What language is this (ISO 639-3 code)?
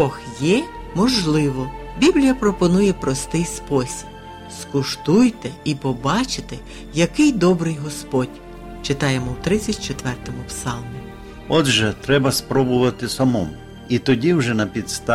ukr